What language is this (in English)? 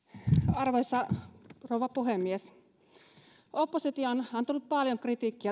Finnish